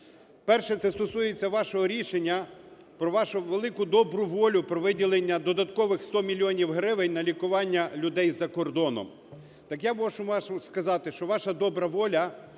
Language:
Ukrainian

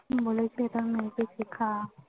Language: Bangla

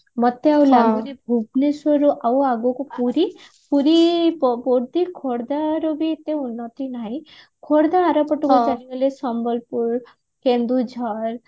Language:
Odia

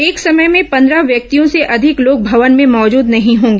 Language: Hindi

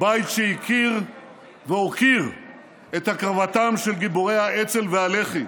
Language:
Hebrew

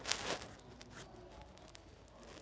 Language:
Kannada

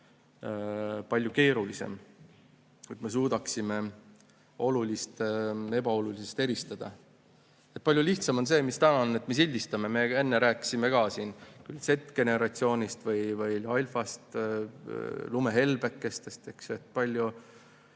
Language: Estonian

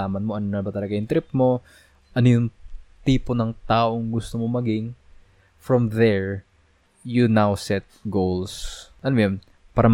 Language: Filipino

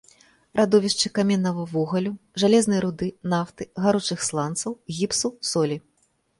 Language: Belarusian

